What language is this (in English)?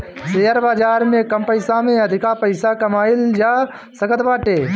Bhojpuri